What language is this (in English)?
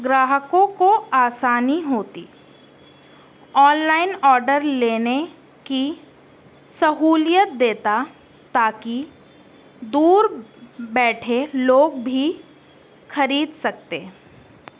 Urdu